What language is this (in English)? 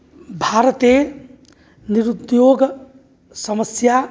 Sanskrit